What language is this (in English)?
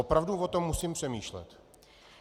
Czech